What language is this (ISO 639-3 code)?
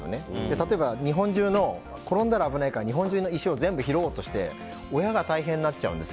jpn